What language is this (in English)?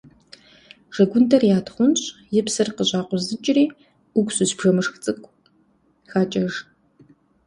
Kabardian